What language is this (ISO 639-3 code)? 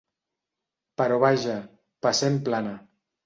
cat